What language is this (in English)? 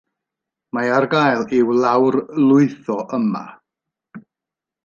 Welsh